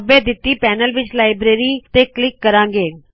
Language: Punjabi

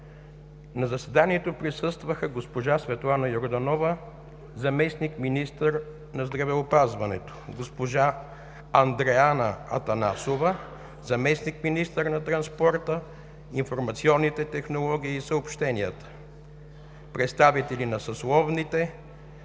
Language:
Bulgarian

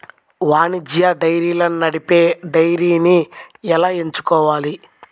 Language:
Telugu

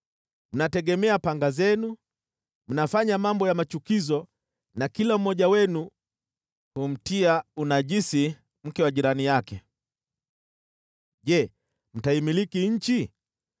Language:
Swahili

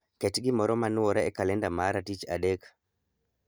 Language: Luo (Kenya and Tanzania)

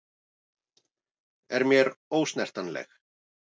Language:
Icelandic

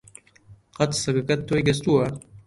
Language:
Central Kurdish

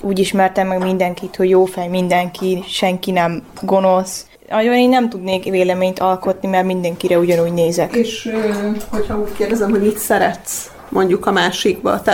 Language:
Hungarian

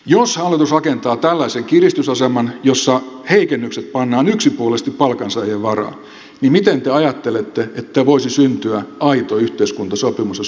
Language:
Finnish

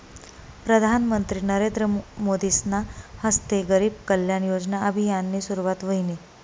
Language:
Marathi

